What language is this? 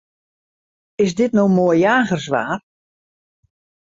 Western Frisian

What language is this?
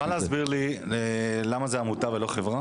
Hebrew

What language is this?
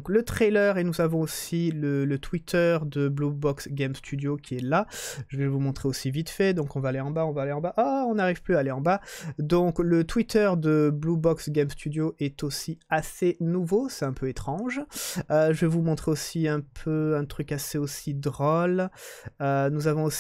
French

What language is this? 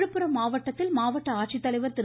Tamil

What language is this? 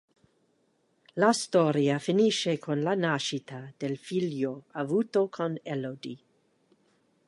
Italian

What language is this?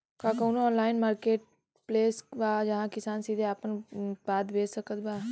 Bhojpuri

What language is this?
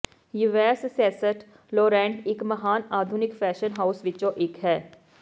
Punjabi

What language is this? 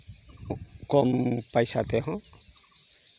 Santali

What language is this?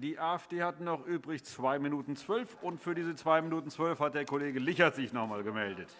German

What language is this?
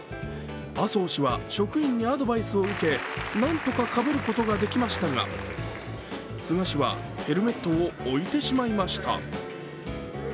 Japanese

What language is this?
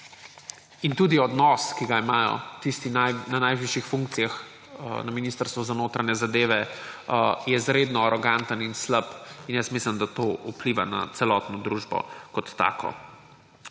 Slovenian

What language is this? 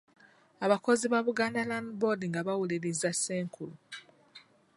Ganda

